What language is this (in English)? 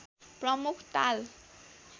Nepali